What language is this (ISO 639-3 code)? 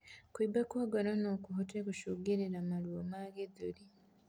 kik